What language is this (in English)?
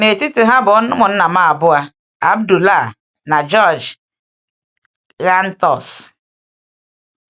Igbo